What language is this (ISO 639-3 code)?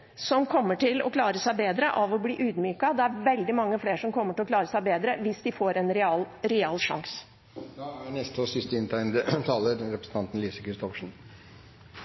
nob